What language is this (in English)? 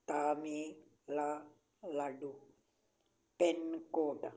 Punjabi